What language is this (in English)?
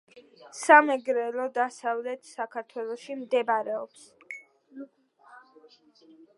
Georgian